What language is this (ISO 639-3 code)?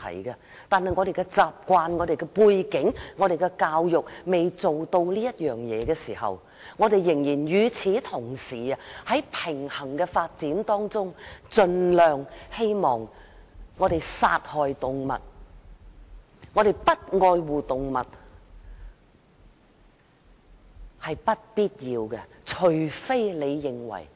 yue